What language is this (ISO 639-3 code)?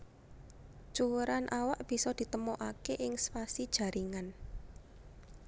jav